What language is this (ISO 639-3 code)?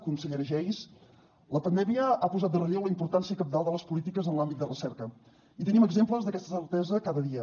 cat